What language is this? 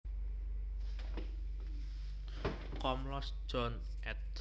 Javanese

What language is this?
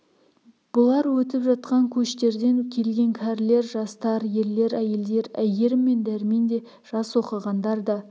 Kazakh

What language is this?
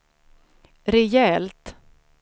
Swedish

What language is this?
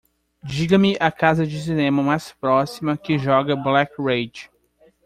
Portuguese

